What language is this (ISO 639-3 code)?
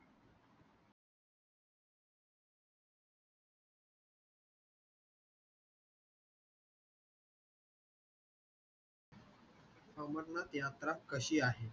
mar